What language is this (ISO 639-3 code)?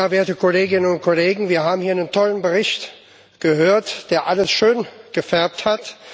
deu